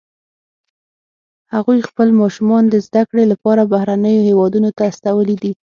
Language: Pashto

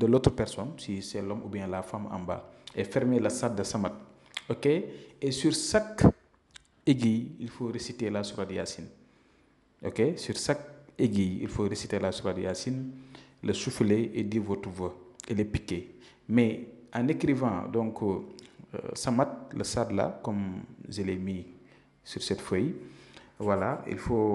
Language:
French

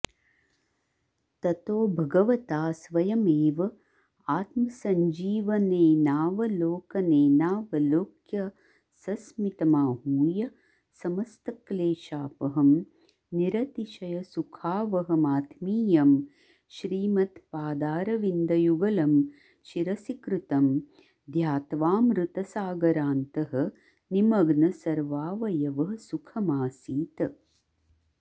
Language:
Sanskrit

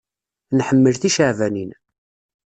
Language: Kabyle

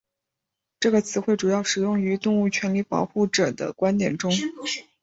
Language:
Chinese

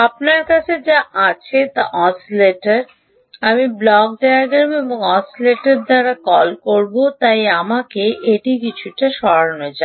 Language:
Bangla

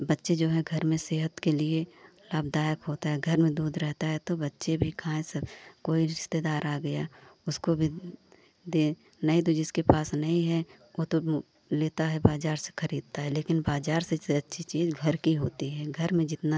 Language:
Hindi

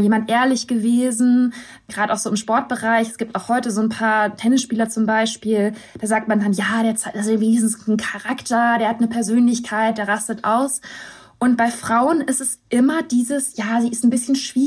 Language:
German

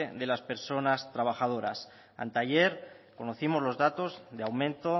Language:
Spanish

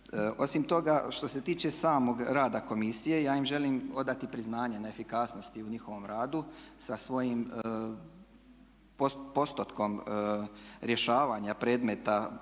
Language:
Croatian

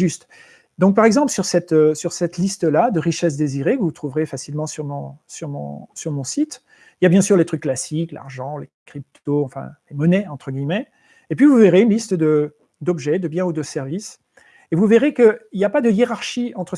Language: French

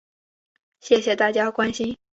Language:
Chinese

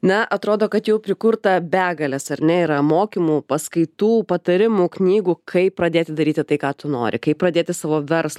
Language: Lithuanian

